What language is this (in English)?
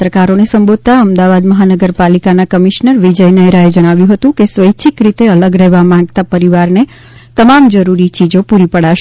Gujarati